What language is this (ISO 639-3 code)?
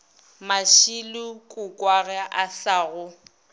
nso